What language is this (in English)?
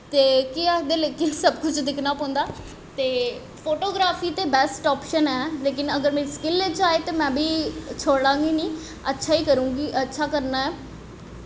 Dogri